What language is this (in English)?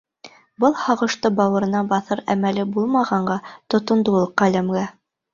Bashkir